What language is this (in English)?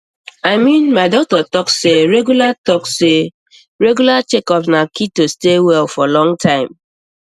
Nigerian Pidgin